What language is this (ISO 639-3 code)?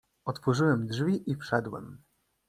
pol